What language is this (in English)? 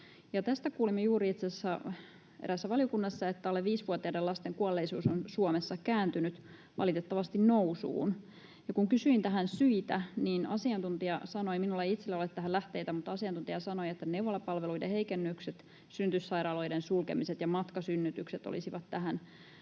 Finnish